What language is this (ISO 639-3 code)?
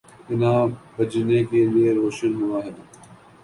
urd